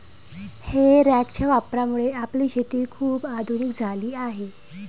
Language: Marathi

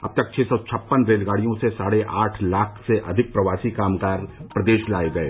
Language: Hindi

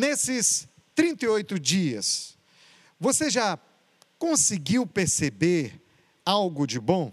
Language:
Portuguese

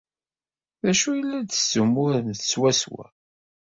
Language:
Kabyle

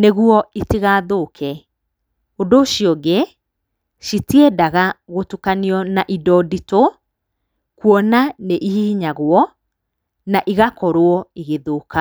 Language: Kikuyu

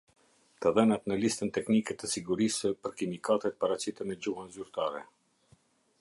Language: Albanian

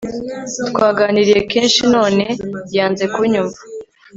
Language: Kinyarwanda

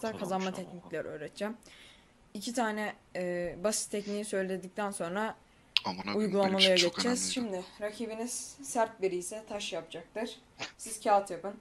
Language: Turkish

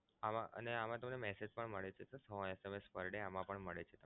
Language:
Gujarati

